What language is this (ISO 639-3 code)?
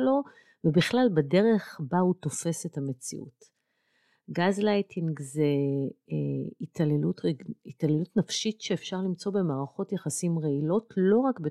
heb